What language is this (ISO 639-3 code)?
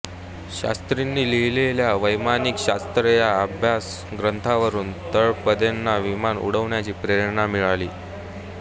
mar